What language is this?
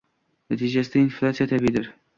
Uzbek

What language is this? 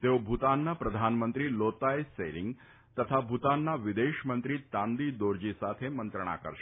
Gujarati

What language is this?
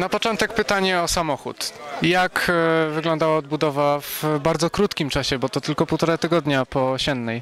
Polish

